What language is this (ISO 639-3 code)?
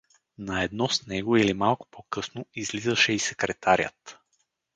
bul